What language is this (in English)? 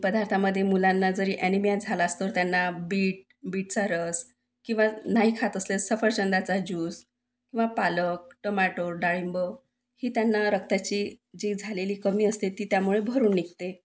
Marathi